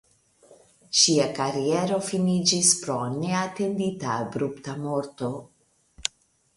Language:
Esperanto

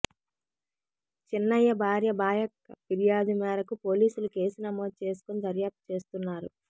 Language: Telugu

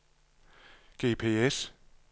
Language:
Danish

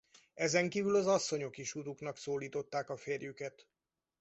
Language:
Hungarian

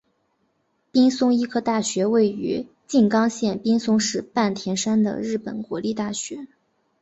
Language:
Chinese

